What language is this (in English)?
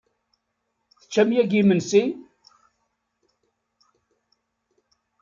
Kabyle